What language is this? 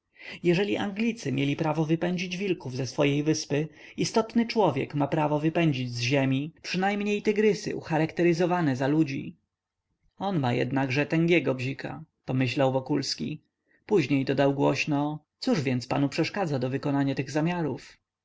Polish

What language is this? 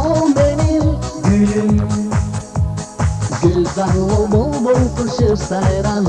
Russian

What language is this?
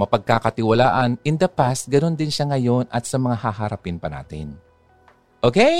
Filipino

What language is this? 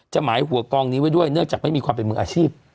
Thai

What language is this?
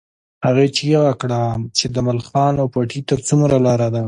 Pashto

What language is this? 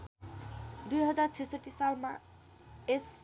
Nepali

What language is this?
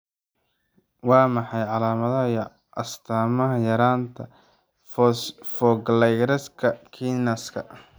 Somali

